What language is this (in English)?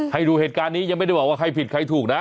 Thai